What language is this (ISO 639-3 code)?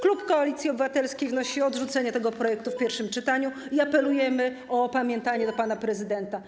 pol